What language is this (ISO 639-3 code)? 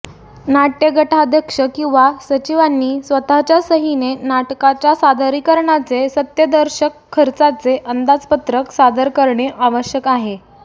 mar